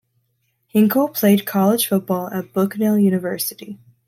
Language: English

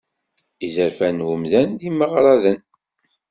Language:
Kabyle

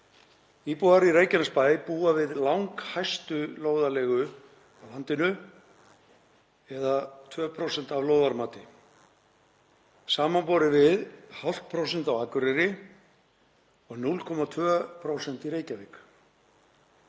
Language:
Icelandic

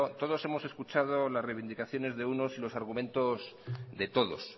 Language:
Spanish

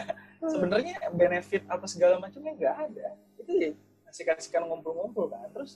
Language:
Indonesian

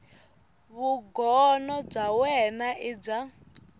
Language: Tsonga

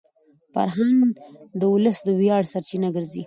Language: Pashto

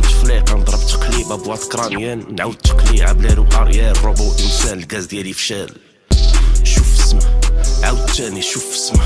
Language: Arabic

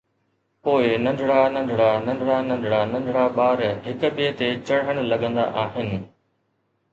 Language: Sindhi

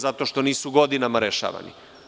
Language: Serbian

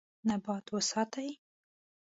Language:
Pashto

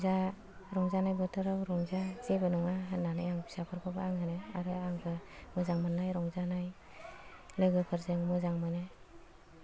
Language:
Bodo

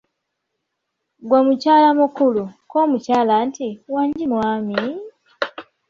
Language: Ganda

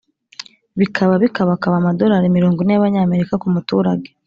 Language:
Kinyarwanda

